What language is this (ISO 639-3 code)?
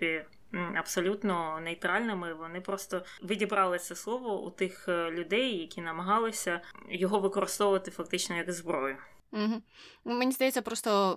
ukr